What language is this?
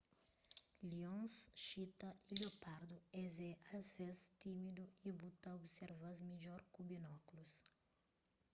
Kabuverdianu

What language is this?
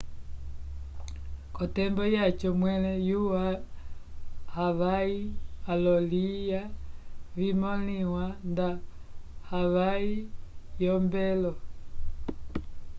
Umbundu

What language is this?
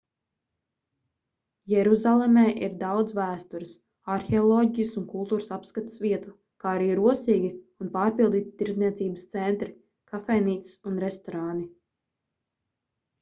Latvian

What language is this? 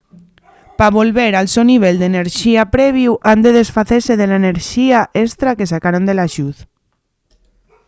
Asturian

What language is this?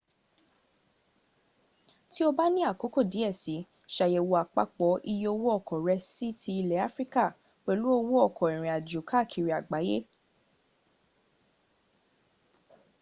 Yoruba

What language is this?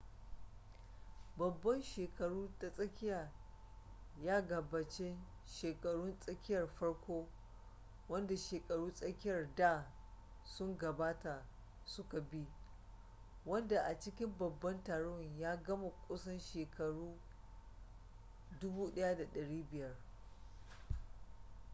Hausa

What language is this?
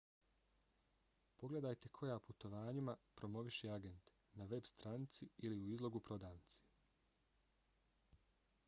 Bosnian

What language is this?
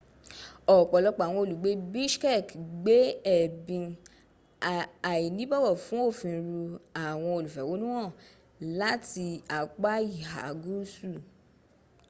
Yoruba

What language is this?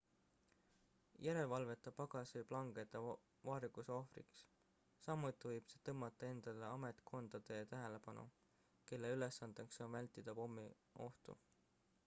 Estonian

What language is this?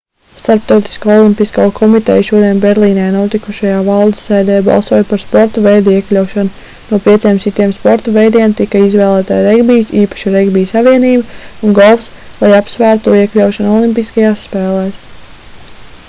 Latvian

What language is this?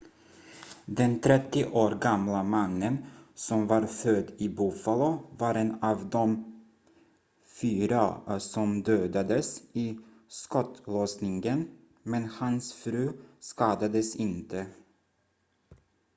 Swedish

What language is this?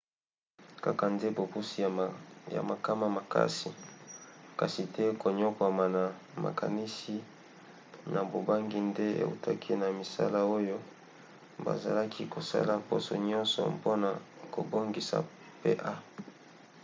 Lingala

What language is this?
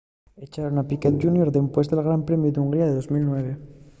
Asturian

